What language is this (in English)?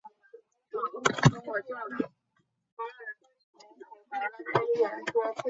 Chinese